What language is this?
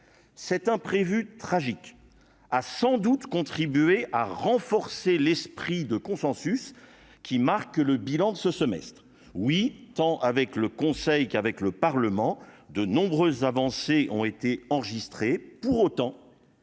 French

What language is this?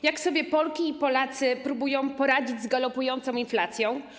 Polish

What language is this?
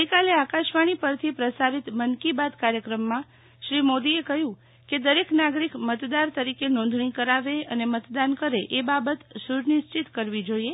Gujarati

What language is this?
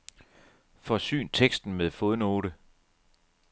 Danish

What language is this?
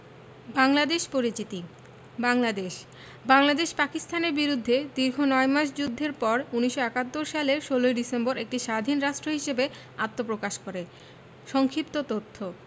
Bangla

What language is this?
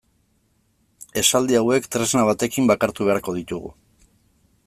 Basque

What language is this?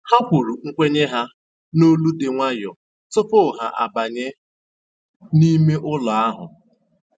Igbo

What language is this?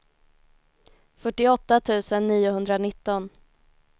Swedish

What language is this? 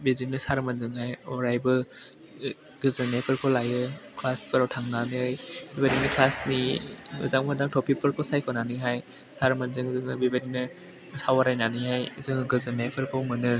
Bodo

